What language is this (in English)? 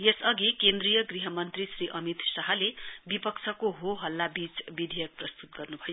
Nepali